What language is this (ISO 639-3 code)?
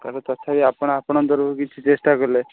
ori